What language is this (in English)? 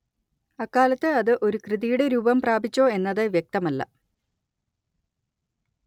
Malayalam